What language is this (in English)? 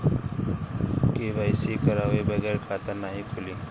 Bhojpuri